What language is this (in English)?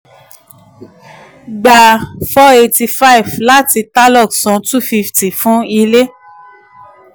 Yoruba